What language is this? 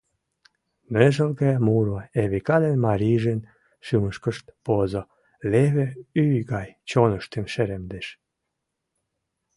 Mari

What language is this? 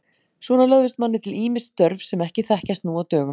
Icelandic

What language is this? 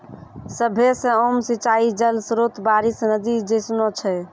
Maithili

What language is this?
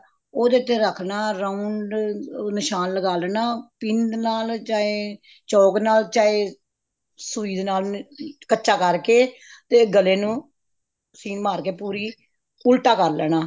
Punjabi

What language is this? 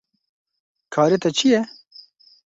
Kurdish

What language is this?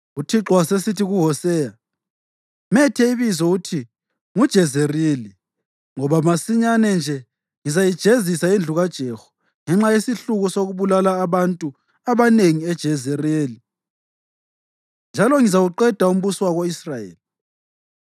North Ndebele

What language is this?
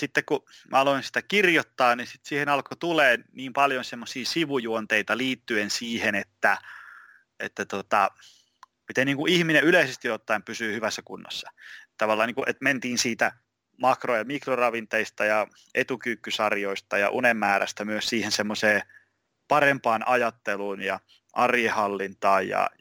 Finnish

